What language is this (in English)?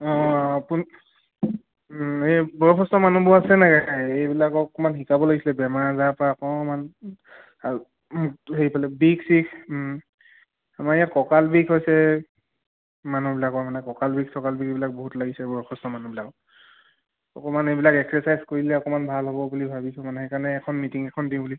Assamese